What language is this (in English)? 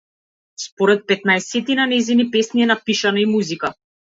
Macedonian